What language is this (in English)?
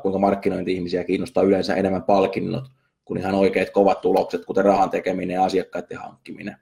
Finnish